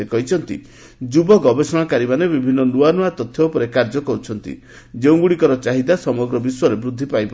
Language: Odia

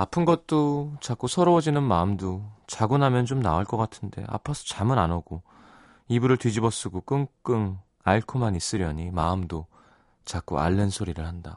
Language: Korean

